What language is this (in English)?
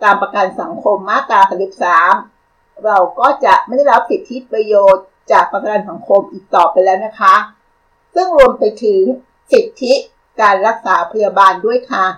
Thai